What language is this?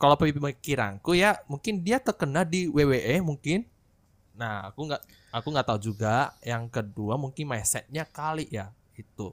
Indonesian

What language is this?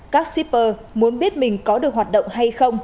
Vietnamese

